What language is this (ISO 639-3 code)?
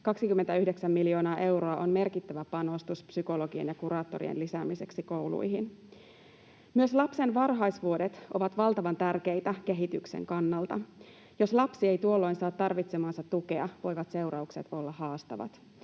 fin